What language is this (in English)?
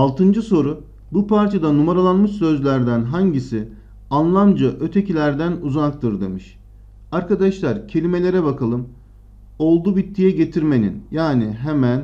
Turkish